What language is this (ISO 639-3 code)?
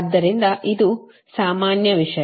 kan